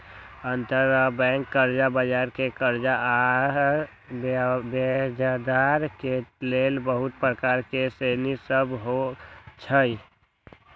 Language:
Magahi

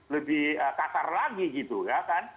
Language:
Indonesian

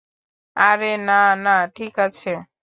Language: Bangla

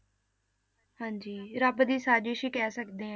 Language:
Punjabi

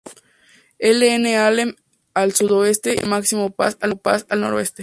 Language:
Spanish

